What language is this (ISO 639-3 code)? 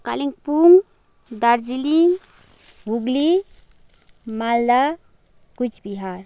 nep